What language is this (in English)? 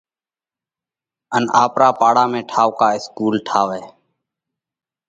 Parkari Koli